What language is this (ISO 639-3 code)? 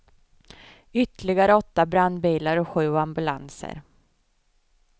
swe